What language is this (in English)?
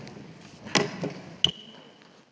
Slovenian